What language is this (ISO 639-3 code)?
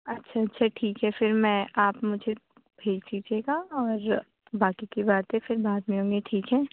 urd